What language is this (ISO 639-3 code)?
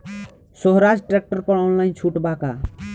bho